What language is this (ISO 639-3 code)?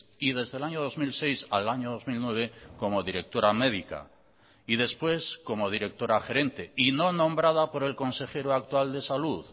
spa